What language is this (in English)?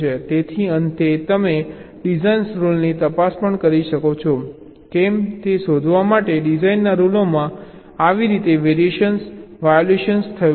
Gujarati